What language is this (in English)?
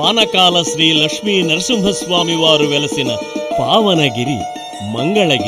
Hindi